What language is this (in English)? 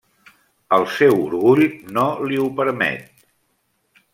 Catalan